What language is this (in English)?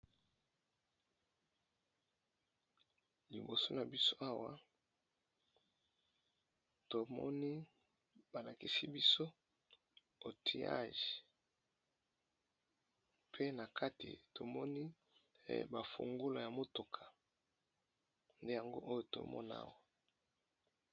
Lingala